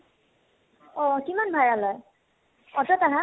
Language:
Assamese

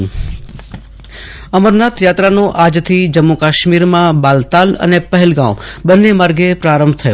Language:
Gujarati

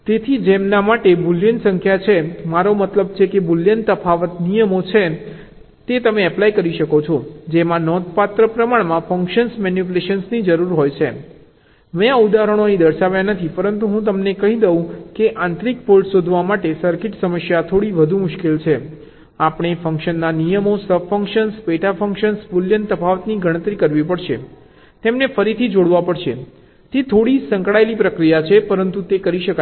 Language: Gujarati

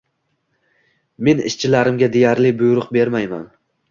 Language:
Uzbek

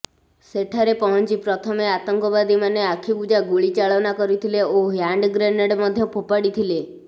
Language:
Odia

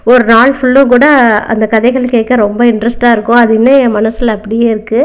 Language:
Tamil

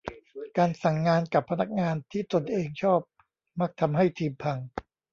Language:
Thai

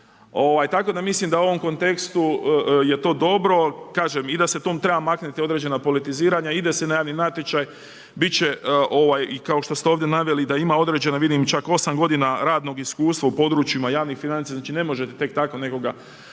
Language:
Croatian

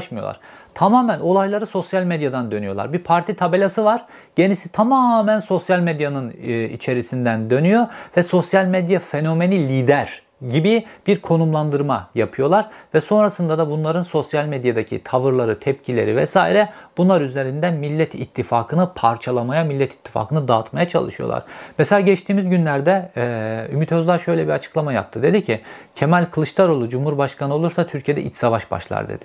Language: Turkish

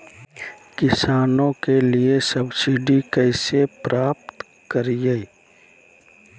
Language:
Magahi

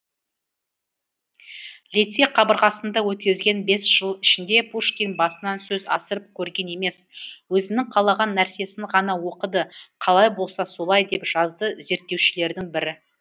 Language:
Kazakh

